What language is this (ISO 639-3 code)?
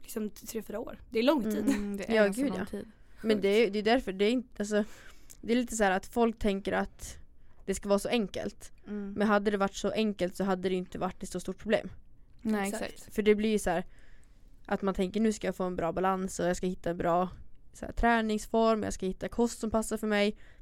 swe